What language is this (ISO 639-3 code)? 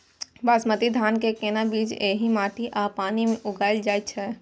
mai